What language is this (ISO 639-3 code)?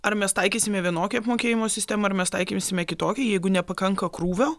lit